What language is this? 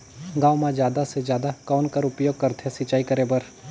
Chhattisgarhi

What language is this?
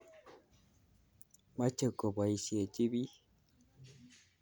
Kalenjin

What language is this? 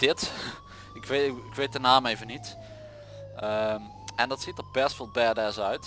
Dutch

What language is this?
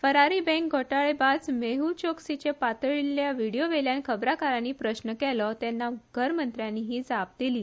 Konkani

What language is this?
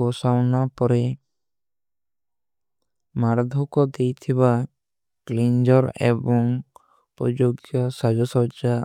Kui (India)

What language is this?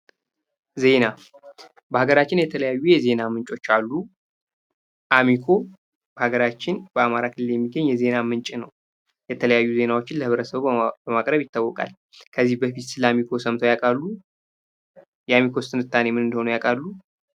Amharic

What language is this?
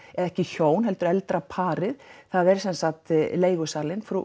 Icelandic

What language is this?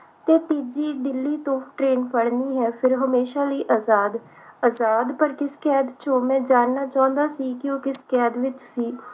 Punjabi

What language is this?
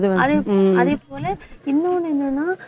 Tamil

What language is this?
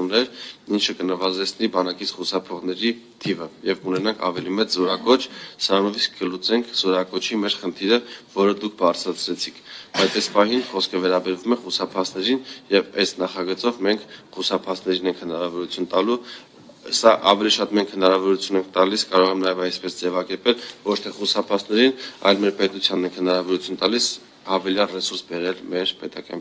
Romanian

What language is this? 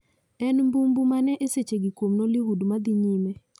Luo (Kenya and Tanzania)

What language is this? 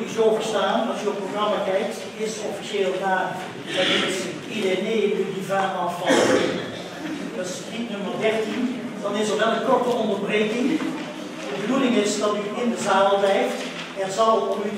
Dutch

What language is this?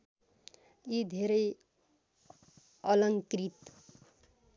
Nepali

